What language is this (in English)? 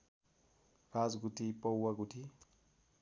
Nepali